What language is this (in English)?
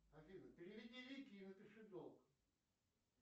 Russian